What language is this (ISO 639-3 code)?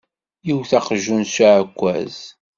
kab